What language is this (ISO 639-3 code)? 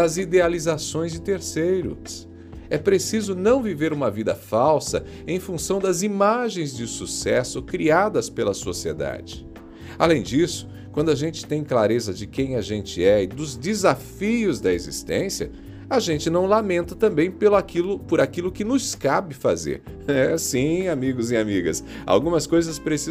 por